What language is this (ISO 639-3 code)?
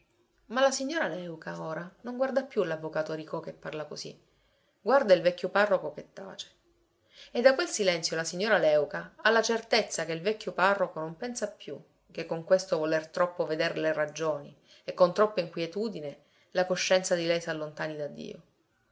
ita